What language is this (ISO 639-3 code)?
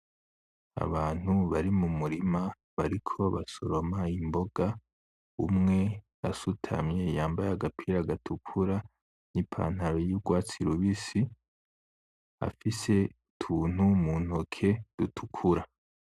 run